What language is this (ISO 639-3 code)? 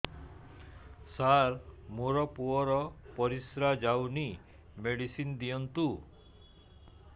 ori